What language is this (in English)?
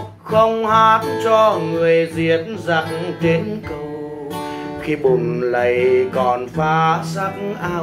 Vietnamese